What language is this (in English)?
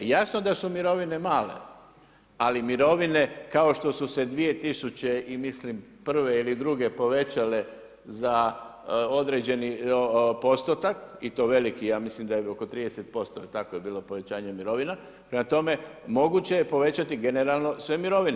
Croatian